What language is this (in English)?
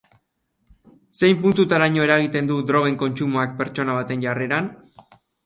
Basque